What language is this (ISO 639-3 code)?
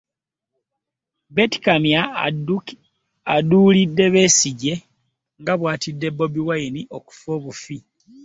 lug